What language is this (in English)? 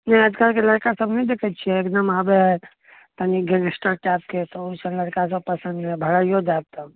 Maithili